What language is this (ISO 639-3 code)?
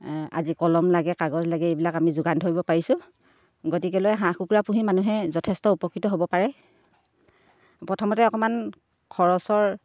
asm